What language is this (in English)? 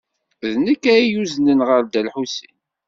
Kabyle